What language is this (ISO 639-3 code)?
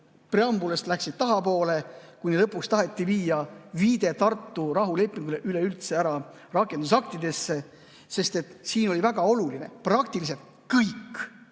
est